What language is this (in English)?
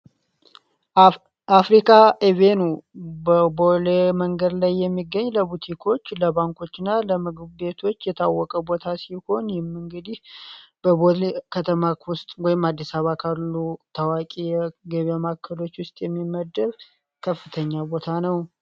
Amharic